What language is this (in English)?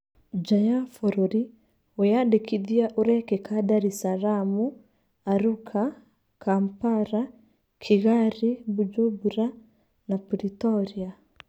Kikuyu